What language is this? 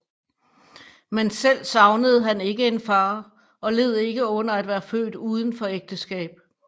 Danish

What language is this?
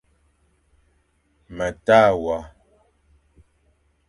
Fang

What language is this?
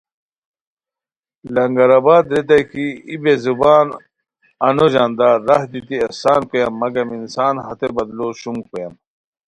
Khowar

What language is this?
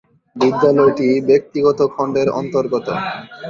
Bangla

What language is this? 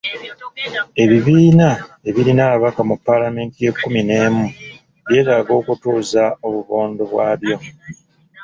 Ganda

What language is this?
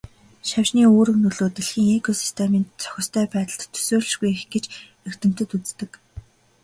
Mongolian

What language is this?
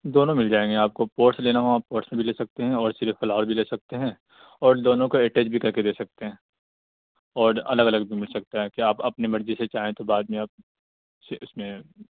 Urdu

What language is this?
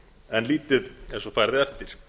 Icelandic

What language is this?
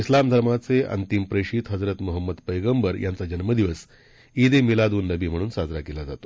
Marathi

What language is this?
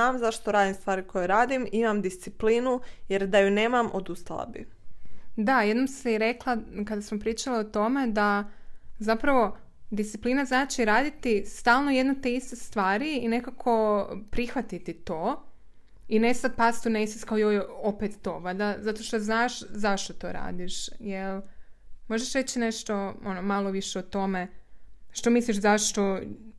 Croatian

